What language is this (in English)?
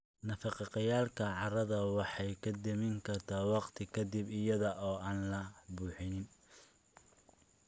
Somali